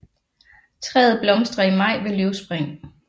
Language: Danish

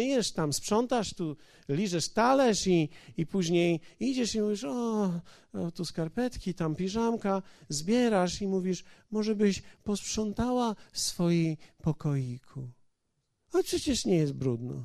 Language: Polish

